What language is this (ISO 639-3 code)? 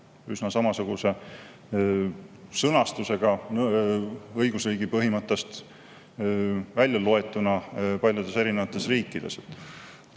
est